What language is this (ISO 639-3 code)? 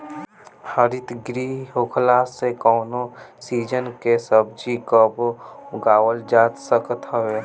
bho